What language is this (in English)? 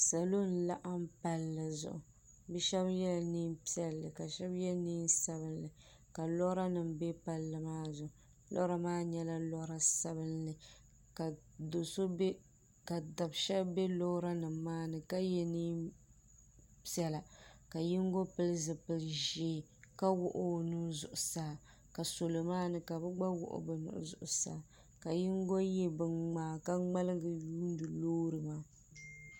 Dagbani